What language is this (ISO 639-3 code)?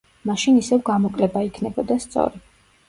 kat